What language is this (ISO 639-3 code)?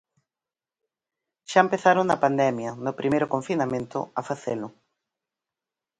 glg